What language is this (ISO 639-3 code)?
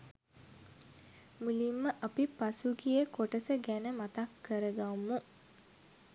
sin